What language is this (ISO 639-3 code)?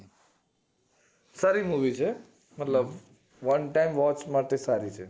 guj